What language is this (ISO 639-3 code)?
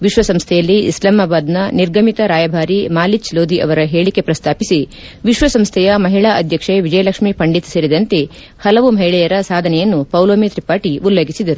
kan